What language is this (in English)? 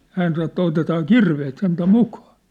Finnish